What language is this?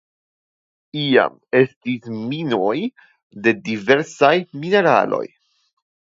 Esperanto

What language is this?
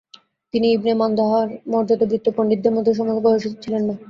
Bangla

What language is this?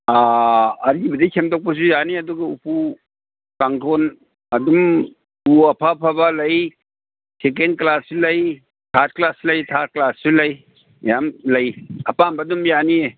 Manipuri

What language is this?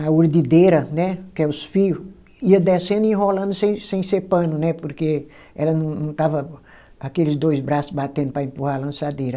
Portuguese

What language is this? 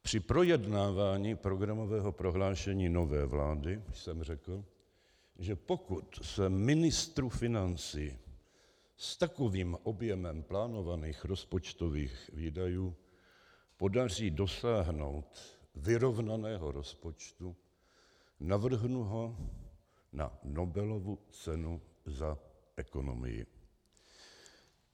Czech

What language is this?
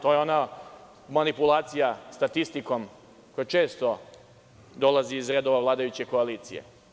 Serbian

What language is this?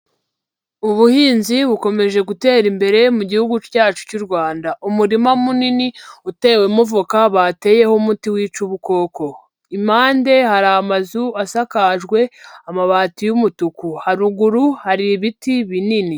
Kinyarwanda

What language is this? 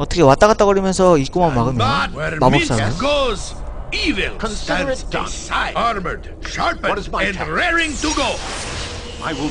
Korean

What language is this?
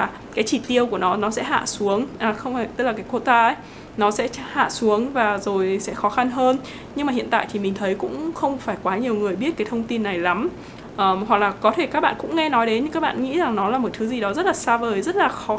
Vietnamese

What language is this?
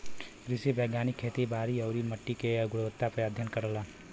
Bhojpuri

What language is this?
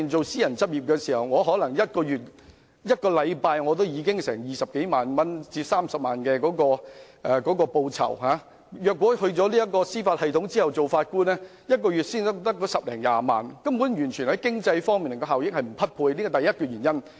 Cantonese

